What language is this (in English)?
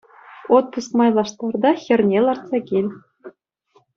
Chuvash